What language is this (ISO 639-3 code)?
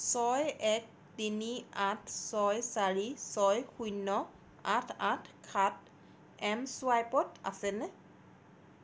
asm